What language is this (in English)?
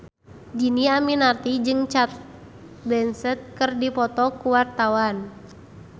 Sundanese